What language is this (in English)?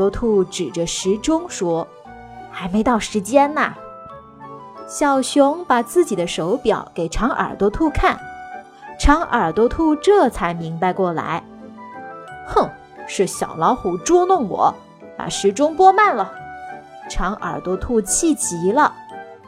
Chinese